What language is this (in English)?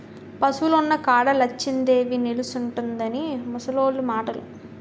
Telugu